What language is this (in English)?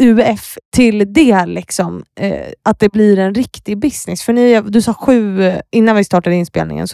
Swedish